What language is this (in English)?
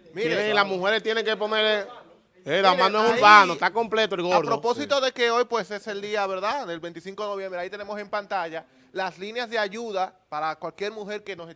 Spanish